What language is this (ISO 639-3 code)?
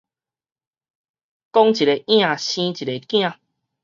nan